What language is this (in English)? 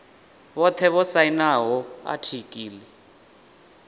Venda